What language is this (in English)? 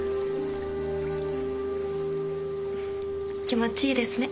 Japanese